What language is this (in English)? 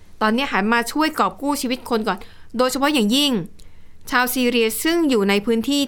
Thai